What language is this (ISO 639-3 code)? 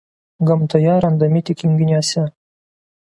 lit